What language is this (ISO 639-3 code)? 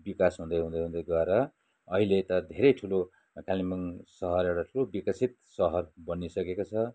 nep